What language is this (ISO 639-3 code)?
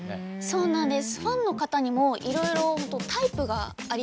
jpn